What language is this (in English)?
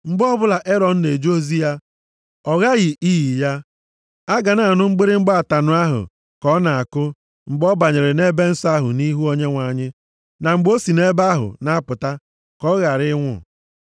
Igbo